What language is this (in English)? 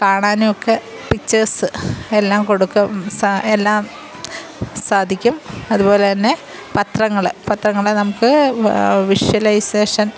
Malayalam